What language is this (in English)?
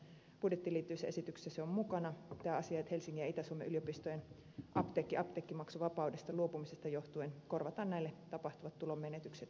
Finnish